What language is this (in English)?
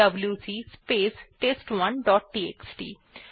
Bangla